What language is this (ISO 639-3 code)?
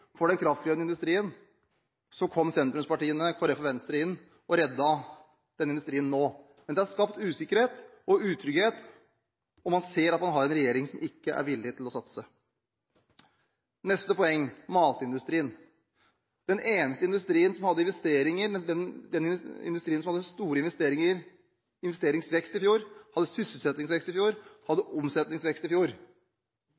nob